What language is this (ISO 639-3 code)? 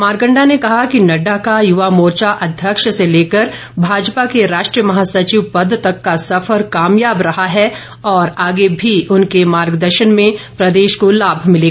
hin